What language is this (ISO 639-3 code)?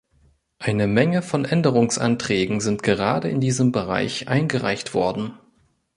deu